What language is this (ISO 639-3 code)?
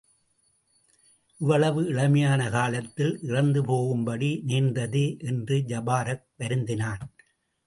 tam